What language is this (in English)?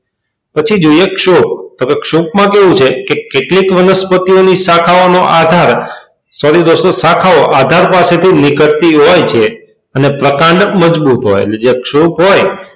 Gujarati